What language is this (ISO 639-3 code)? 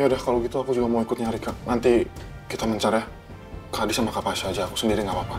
ind